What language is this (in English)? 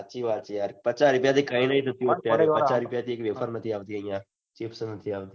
Gujarati